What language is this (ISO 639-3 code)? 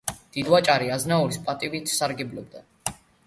kat